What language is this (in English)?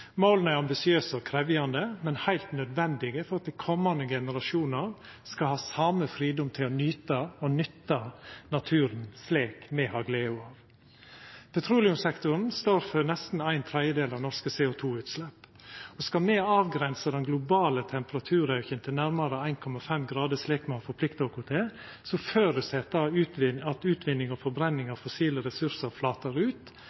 Norwegian Nynorsk